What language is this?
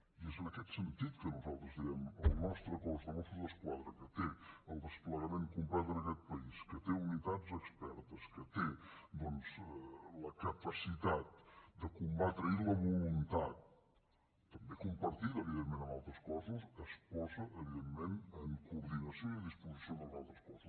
Catalan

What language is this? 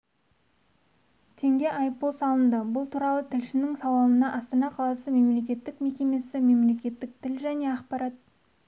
Kazakh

